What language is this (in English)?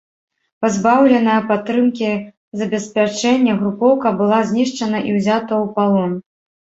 Belarusian